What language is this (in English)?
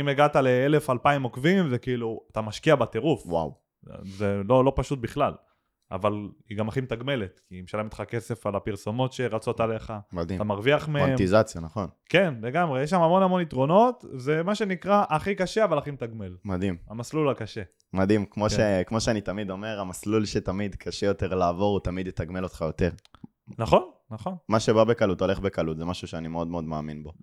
Hebrew